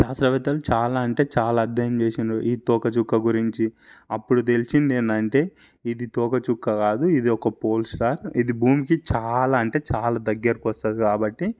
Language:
Telugu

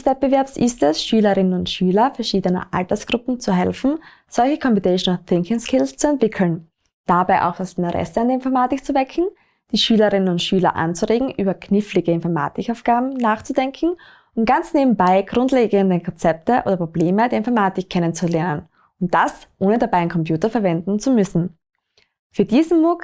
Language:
German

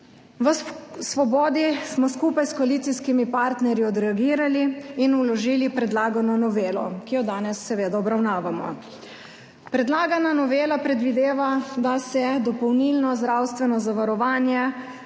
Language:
Slovenian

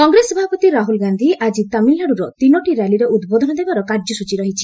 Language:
Odia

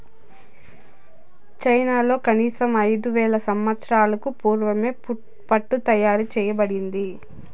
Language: Telugu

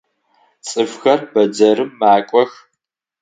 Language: Adyghe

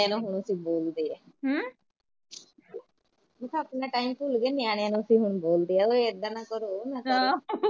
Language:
Punjabi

